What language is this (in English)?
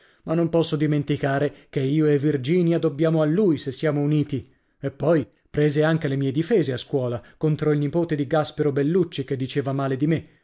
Italian